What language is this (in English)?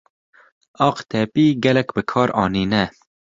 Kurdish